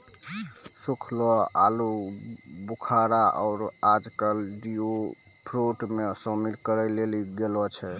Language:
Maithili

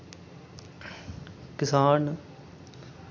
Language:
Dogri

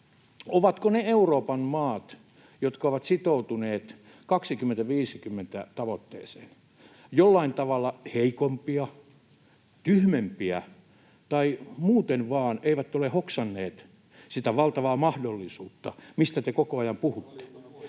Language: Finnish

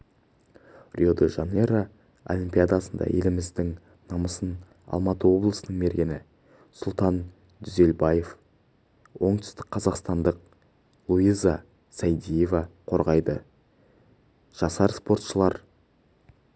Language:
Kazakh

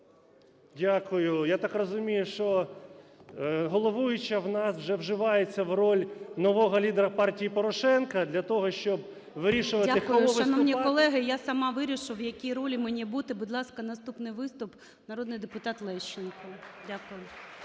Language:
Ukrainian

